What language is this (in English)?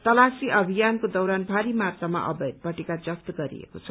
Nepali